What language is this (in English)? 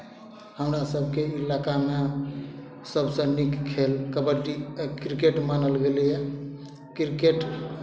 Maithili